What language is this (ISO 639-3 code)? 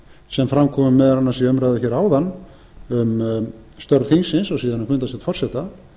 isl